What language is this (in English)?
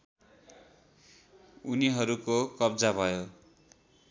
Nepali